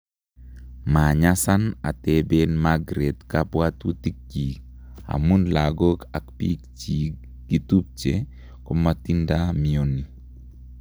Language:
Kalenjin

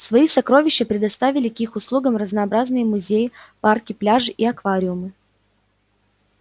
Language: Russian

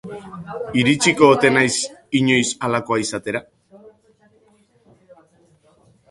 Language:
Basque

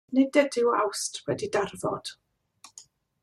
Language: Welsh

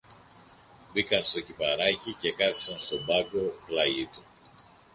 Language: Greek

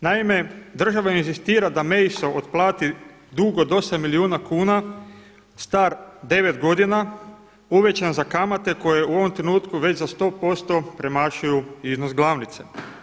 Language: Croatian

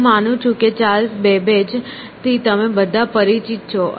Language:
Gujarati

